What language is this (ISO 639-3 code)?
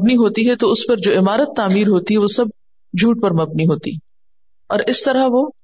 urd